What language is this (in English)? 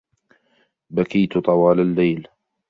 Arabic